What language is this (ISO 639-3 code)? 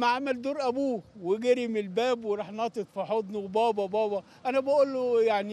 ara